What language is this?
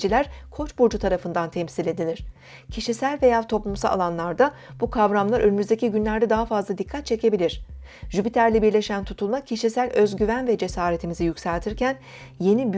Turkish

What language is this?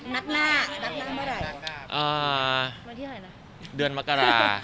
Thai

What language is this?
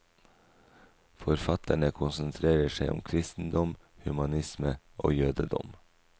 Norwegian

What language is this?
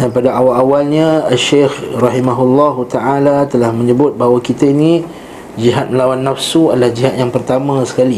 Malay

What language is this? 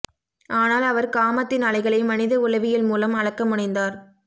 Tamil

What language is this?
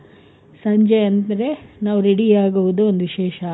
Kannada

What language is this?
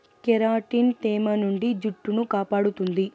Telugu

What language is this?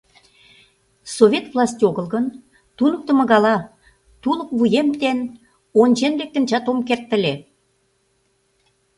Mari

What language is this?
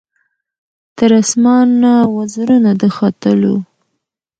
Pashto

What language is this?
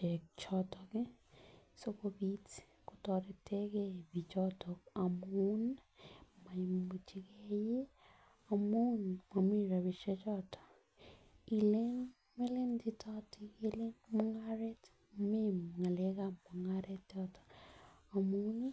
Kalenjin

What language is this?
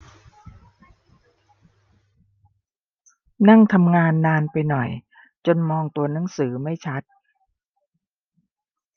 Thai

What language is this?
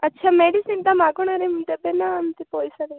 Odia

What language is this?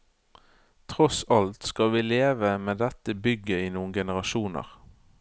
Norwegian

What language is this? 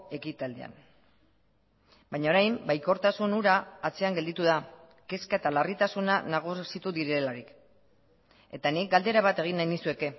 Basque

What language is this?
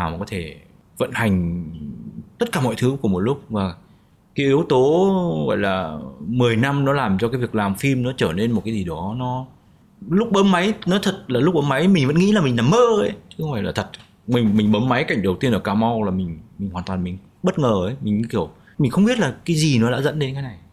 Vietnamese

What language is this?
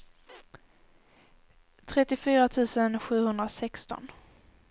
Swedish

